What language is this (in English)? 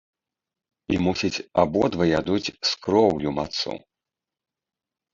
Belarusian